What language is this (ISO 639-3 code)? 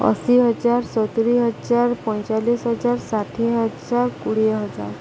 ori